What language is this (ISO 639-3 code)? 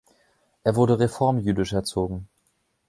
deu